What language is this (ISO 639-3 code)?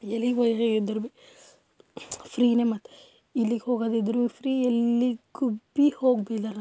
kan